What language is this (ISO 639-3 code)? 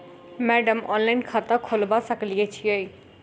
mai